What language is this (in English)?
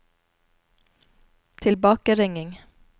Norwegian